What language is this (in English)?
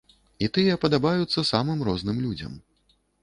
Belarusian